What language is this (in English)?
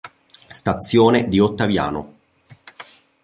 Italian